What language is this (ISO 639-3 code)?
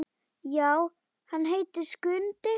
isl